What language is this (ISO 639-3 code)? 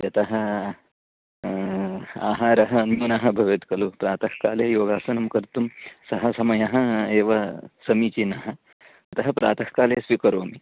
san